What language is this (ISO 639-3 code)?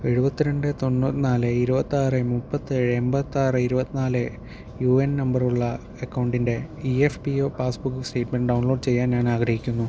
mal